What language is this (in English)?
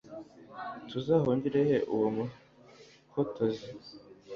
Kinyarwanda